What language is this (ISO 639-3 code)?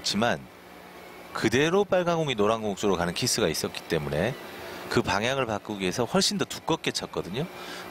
kor